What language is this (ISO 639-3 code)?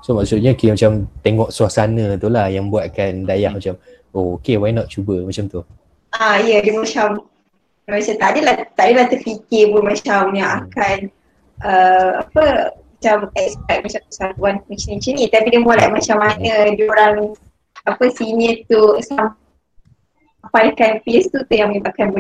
msa